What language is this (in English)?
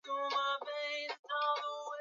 Swahili